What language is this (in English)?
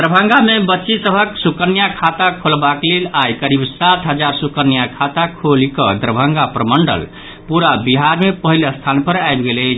Maithili